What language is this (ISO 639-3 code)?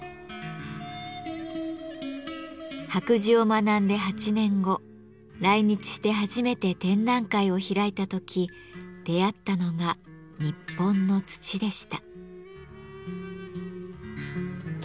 jpn